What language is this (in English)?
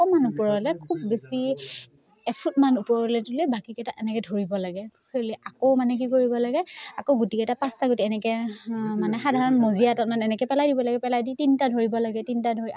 Assamese